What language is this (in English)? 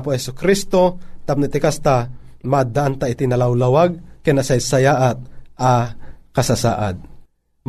Filipino